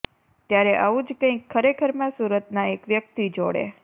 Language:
Gujarati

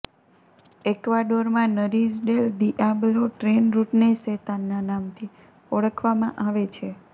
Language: Gujarati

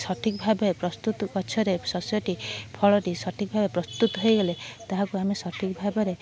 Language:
Odia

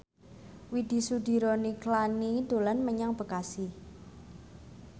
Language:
Javanese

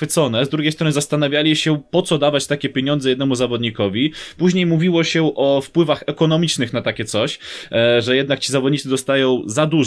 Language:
Polish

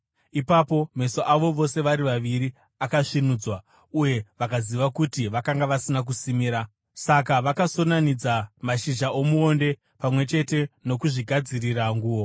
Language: Shona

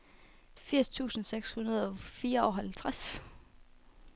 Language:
Danish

